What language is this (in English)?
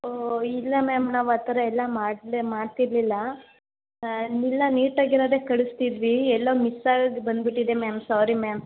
Kannada